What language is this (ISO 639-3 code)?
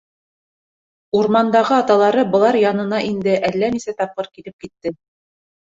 bak